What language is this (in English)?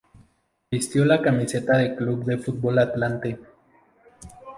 Spanish